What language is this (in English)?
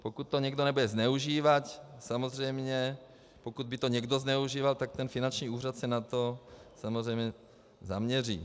Czech